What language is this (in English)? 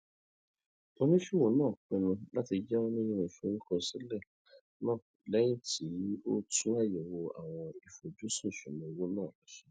Yoruba